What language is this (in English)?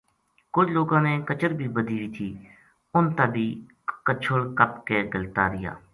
Gujari